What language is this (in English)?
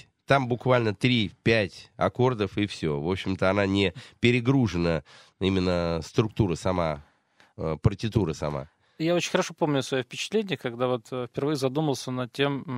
Russian